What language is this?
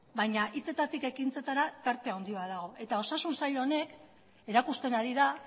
Basque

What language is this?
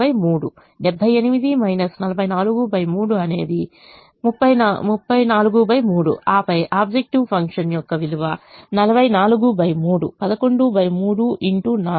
Telugu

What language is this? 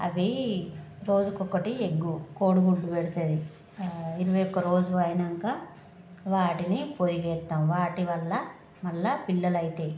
Telugu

